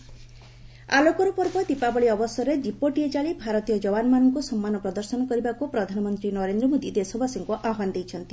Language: Odia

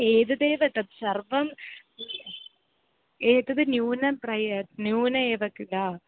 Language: Sanskrit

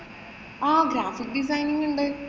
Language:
Malayalam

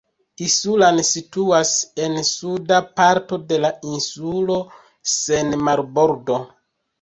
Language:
Esperanto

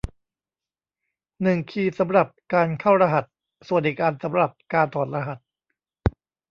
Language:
Thai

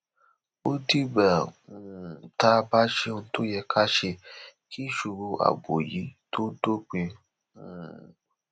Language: Yoruba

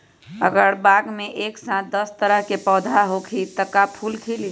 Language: Magahi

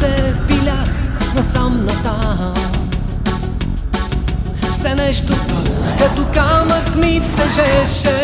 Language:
Bulgarian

